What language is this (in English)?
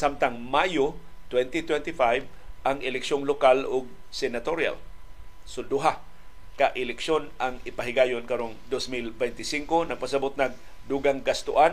Filipino